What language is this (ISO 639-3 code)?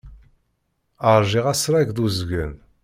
kab